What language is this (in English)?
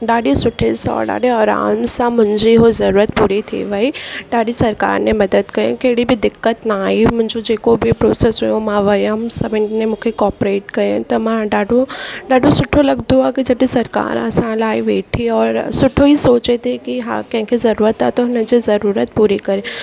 Sindhi